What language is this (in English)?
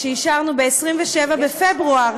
Hebrew